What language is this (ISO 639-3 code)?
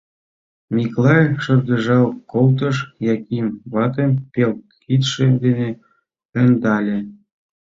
chm